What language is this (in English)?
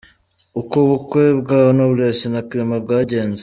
Kinyarwanda